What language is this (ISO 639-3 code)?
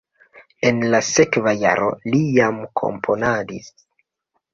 epo